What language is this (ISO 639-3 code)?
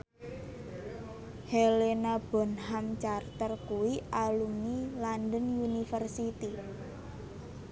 jav